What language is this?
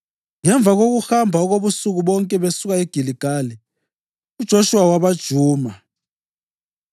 North Ndebele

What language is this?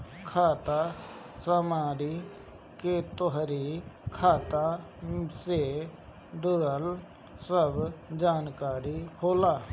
Bhojpuri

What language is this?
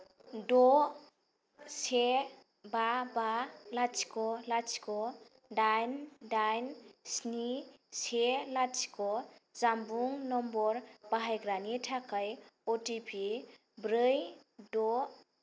Bodo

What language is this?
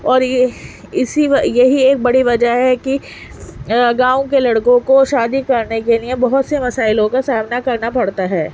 Urdu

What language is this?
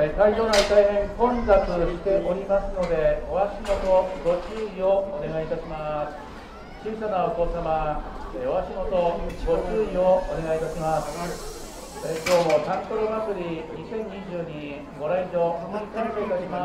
Japanese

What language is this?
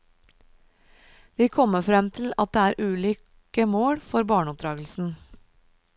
Norwegian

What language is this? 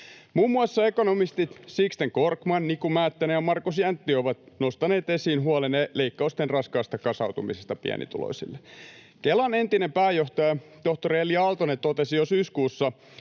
Finnish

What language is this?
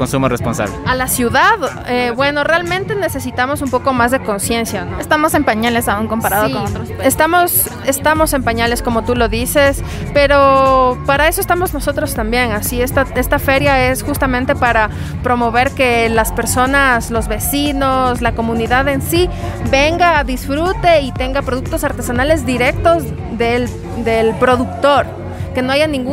Spanish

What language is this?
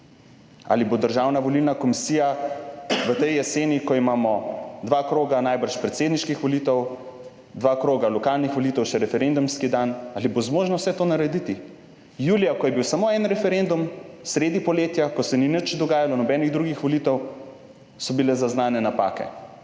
Slovenian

